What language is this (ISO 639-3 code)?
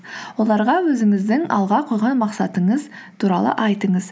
kaz